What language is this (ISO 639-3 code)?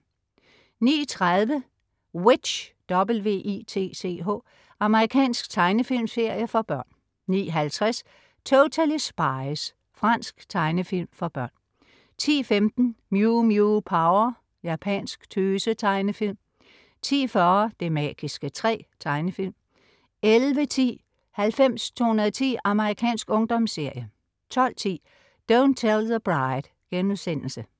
dan